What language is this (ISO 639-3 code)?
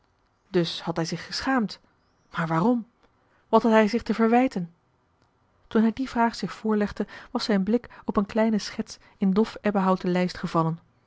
nld